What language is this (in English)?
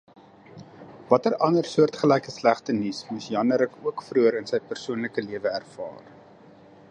Afrikaans